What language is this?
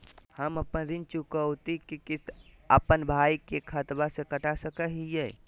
Magahi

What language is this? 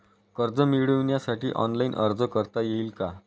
Marathi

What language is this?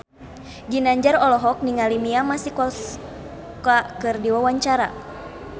Sundanese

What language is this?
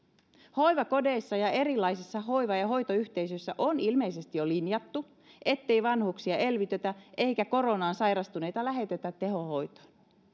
Finnish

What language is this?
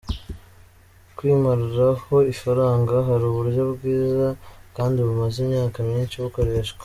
Kinyarwanda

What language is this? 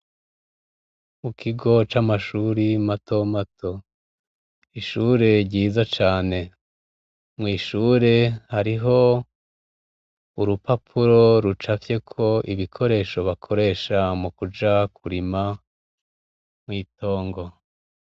Rundi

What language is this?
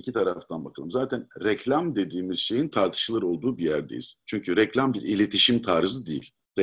Turkish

